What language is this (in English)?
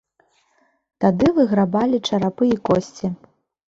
Belarusian